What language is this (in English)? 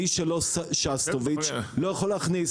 Hebrew